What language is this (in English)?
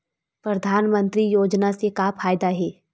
Chhattisgarhi